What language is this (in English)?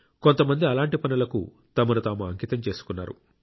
Telugu